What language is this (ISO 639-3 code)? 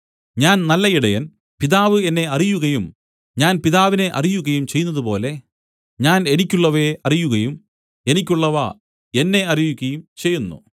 mal